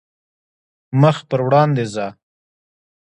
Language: Pashto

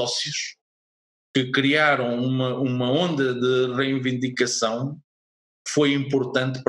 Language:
Portuguese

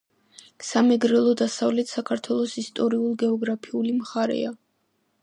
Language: Georgian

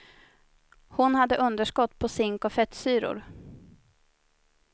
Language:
Swedish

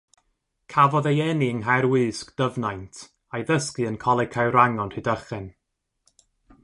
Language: Welsh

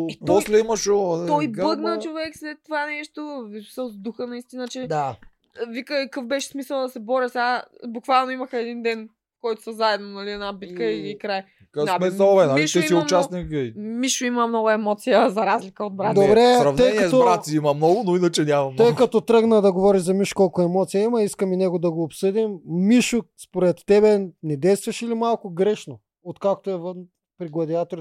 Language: Bulgarian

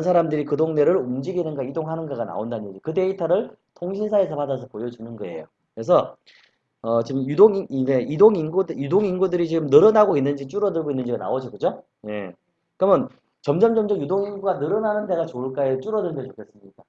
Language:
Korean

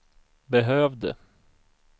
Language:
Swedish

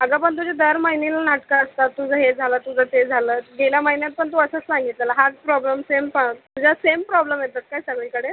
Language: Marathi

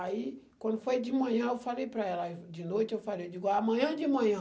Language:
Portuguese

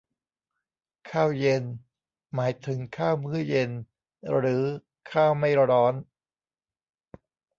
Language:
Thai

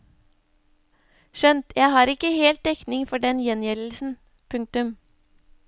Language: Norwegian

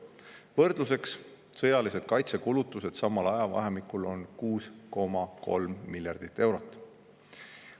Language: Estonian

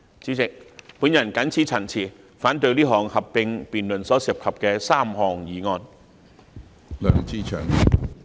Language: Cantonese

